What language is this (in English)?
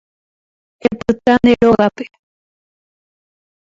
Guarani